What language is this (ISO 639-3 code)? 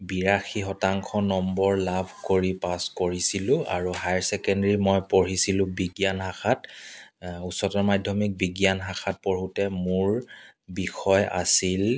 asm